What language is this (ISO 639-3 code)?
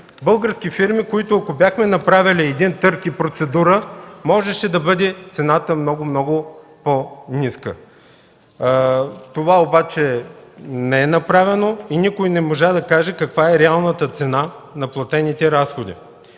bul